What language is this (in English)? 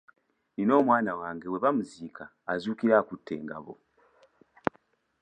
Ganda